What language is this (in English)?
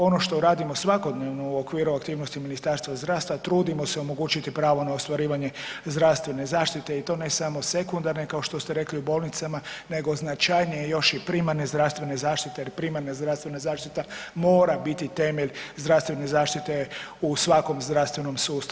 Croatian